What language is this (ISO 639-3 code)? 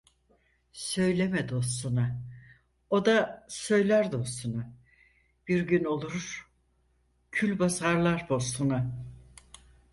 tur